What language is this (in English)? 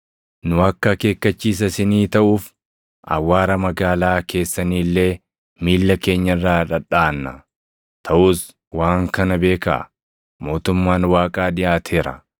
Oromo